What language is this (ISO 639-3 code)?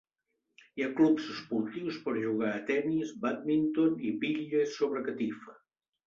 cat